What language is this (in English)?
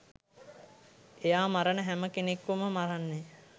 Sinhala